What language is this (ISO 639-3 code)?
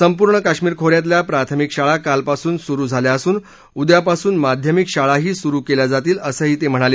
mar